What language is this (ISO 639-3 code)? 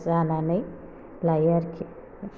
brx